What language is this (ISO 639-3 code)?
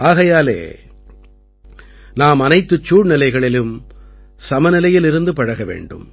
tam